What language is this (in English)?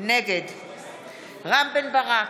Hebrew